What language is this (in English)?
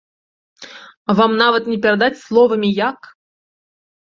Belarusian